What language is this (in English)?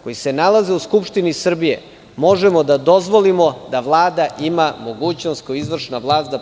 Serbian